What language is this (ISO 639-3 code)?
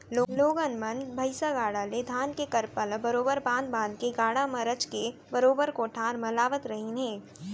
hne